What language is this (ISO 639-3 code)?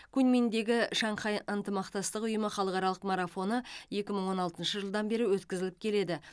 kaz